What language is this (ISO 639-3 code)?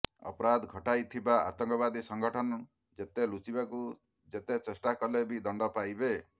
ori